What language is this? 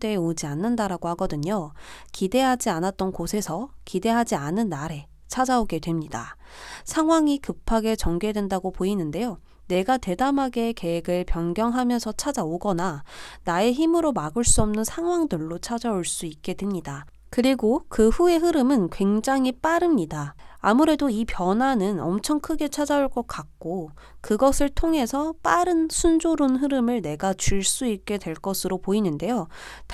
Korean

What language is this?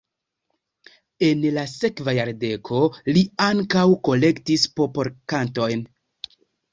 Esperanto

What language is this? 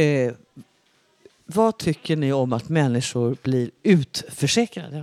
Swedish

